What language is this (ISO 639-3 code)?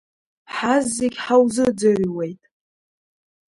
abk